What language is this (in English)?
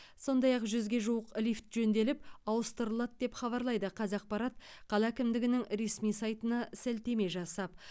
Kazakh